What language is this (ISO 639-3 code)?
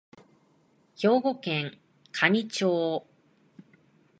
jpn